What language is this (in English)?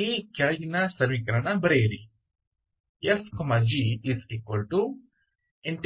Hindi